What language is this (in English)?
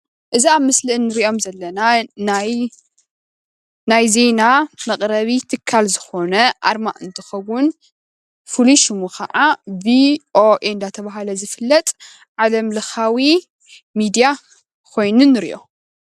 Tigrinya